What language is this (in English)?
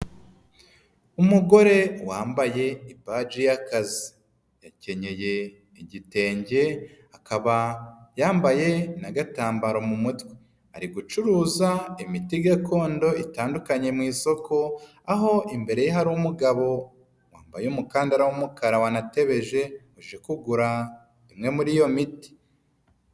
Kinyarwanda